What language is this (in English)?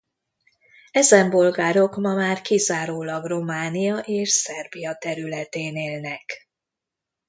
Hungarian